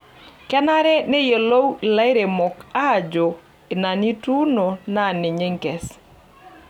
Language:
Masai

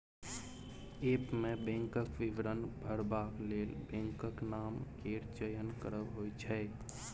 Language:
Maithili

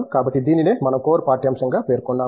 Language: Telugu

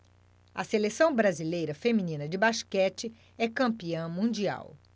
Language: Portuguese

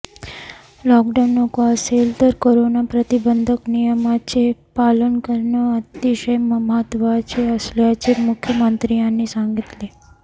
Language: Marathi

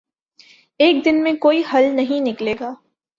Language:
Urdu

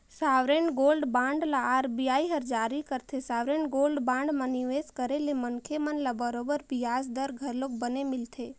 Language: Chhattisgarhi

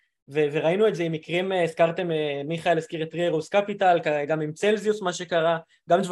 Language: Hebrew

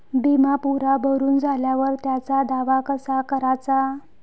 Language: Marathi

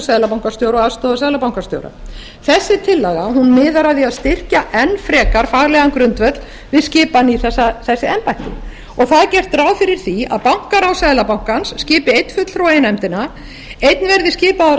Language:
Icelandic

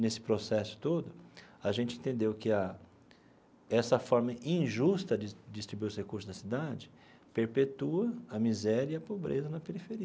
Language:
Portuguese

